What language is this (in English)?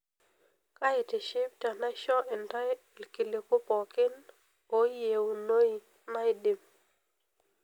Masai